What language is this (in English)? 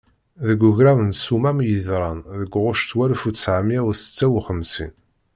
Kabyle